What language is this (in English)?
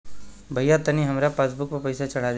Bhojpuri